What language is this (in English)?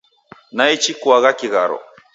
Taita